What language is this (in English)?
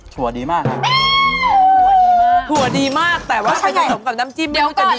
Thai